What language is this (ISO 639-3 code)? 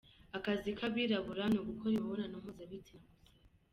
kin